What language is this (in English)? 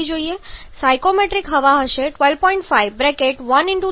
Gujarati